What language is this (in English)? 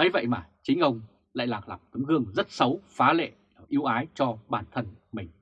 Vietnamese